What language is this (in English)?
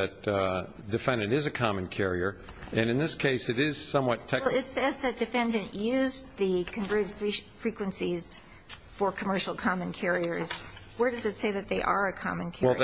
English